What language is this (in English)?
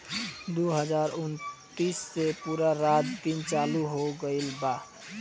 Bhojpuri